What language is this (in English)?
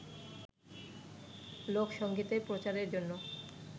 Bangla